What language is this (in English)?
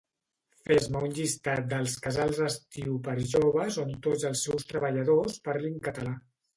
Catalan